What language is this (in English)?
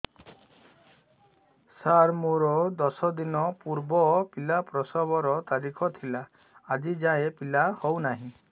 Odia